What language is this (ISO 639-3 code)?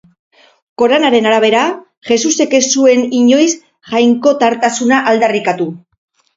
eus